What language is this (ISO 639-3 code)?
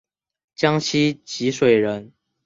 zho